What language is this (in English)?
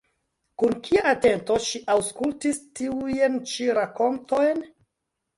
Esperanto